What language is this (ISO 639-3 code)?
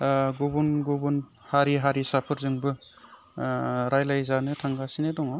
brx